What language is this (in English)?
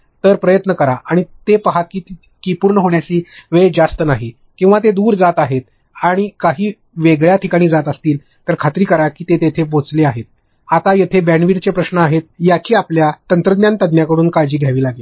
Marathi